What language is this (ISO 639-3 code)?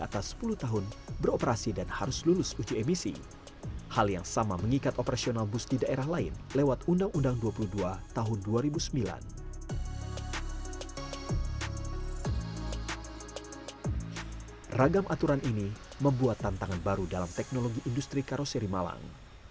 ind